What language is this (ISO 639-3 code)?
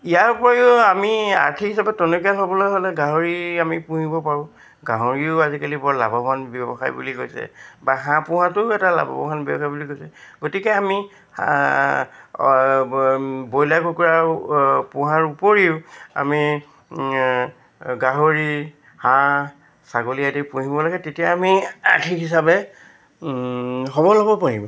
asm